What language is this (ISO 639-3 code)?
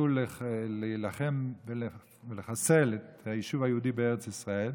heb